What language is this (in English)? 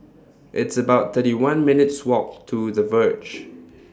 English